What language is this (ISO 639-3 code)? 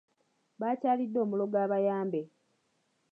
lug